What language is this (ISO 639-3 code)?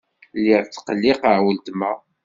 kab